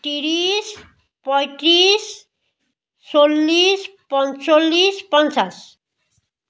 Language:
Assamese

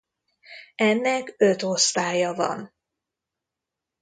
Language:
Hungarian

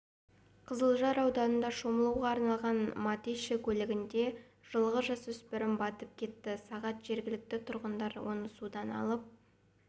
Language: Kazakh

